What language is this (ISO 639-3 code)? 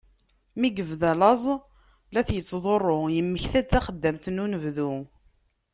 kab